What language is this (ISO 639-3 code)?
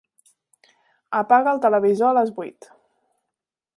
cat